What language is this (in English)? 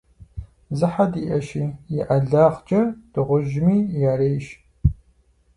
Kabardian